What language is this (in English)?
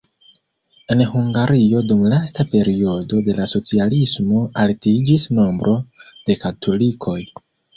Esperanto